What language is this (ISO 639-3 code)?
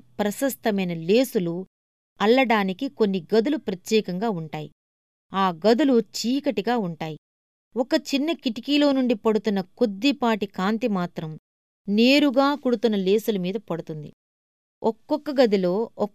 tel